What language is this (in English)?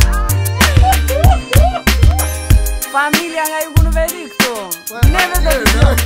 Romanian